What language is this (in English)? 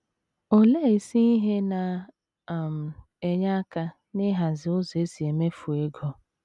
Igbo